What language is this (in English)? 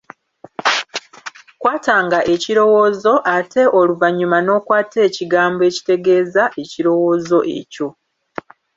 Ganda